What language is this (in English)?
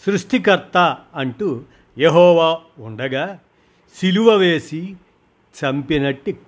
Telugu